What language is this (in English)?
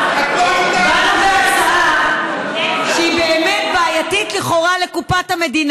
Hebrew